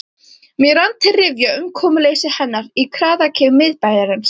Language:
Icelandic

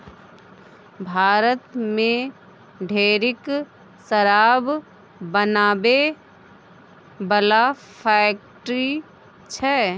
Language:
Maithili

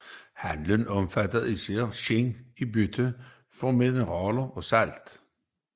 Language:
Danish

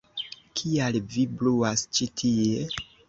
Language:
Esperanto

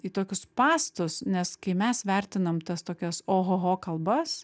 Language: Lithuanian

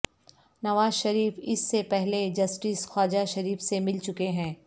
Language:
Urdu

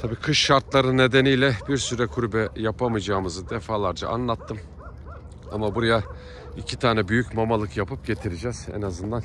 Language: Turkish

